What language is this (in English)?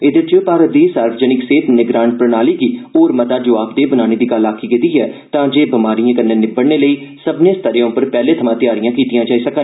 Dogri